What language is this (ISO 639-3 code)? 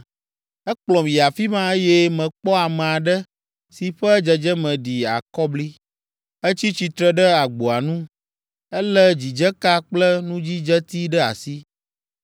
ewe